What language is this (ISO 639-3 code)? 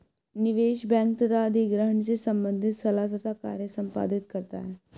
hin